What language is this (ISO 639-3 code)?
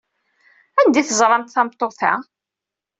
kab